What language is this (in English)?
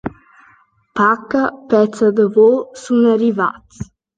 Romansh